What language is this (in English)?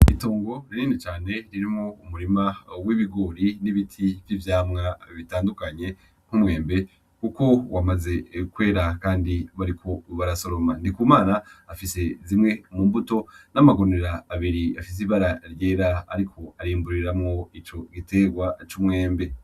Rundi